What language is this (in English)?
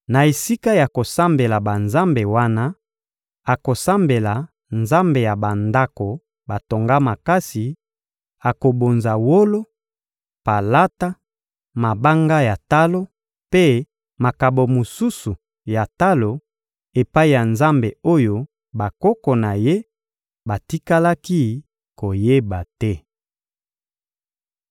Lingala